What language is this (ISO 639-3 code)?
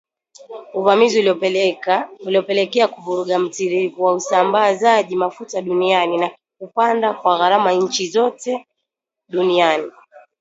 swa